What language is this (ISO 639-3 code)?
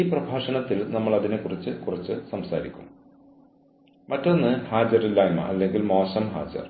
mal